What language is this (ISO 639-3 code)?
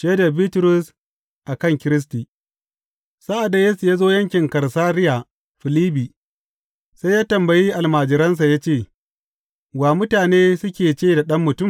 hau